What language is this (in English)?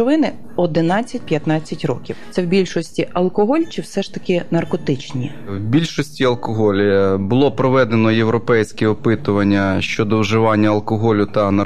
Ukrainian